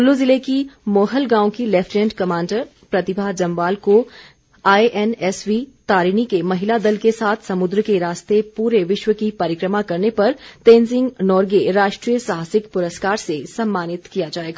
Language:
Hindi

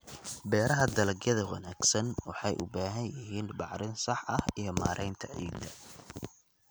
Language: Somali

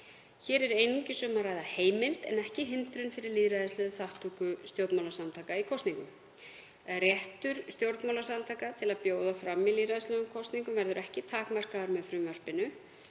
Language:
Icelandic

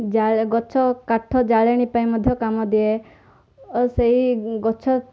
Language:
Odia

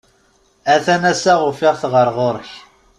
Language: Kabyle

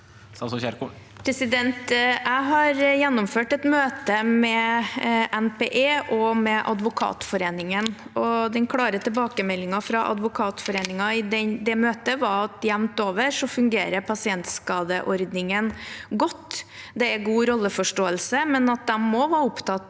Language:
Norwegian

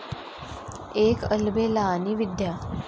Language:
Marathi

